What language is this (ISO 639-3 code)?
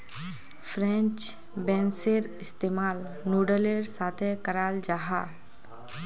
mag